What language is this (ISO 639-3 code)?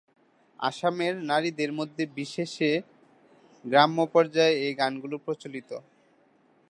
ben